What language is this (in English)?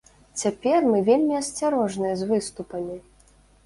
Belarusian